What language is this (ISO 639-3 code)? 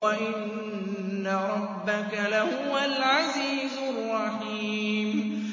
ara